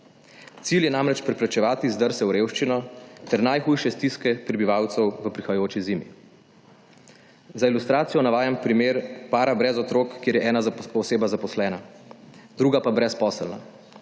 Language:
Slovenian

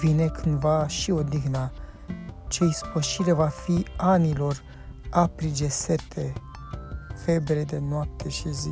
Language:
Romanian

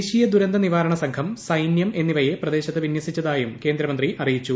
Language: Malayalam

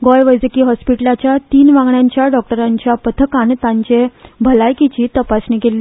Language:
Konkani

